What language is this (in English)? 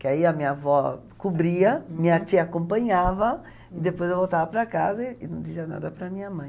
Portuguese